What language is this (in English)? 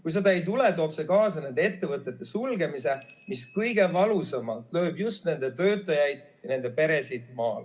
Estonian